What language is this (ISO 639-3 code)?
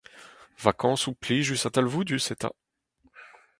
bre